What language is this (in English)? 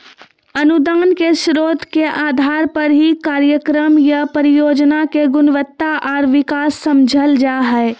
Magahi